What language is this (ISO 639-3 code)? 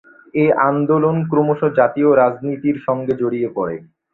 ben